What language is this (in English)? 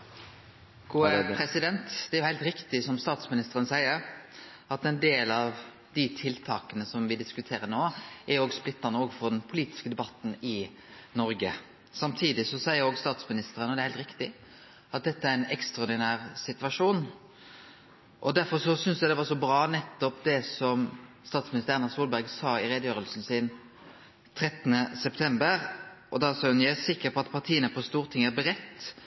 Norwegian Nynorsk